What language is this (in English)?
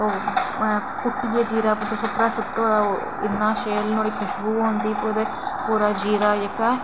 Dogri